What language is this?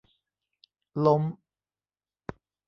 Thai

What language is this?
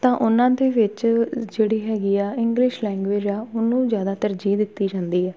Punjabi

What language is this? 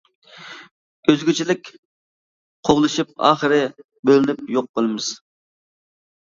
Uyghur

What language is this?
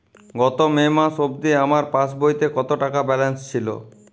Bangla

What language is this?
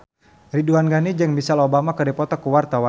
Sundanese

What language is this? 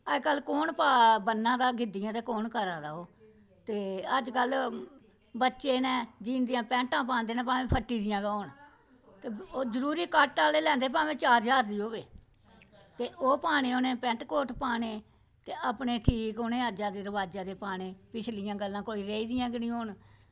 Dogri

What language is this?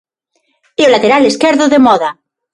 Galician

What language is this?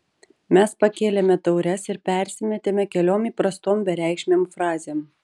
Lithuanian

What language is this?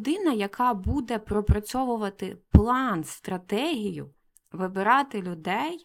Ukrainian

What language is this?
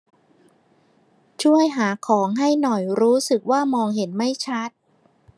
Thai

